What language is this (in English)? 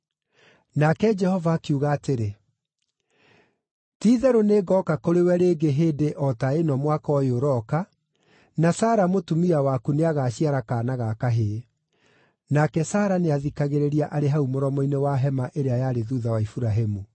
Kikuyu